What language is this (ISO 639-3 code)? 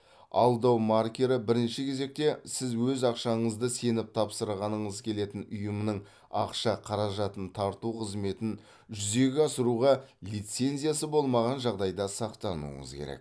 kaz